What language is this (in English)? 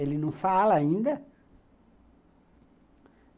Portuguese